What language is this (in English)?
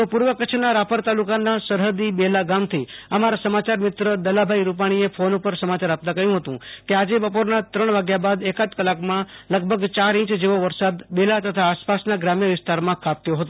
Gujarati